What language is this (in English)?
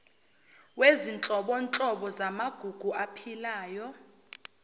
Zulu